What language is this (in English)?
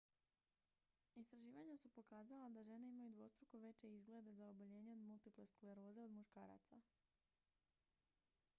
Croatian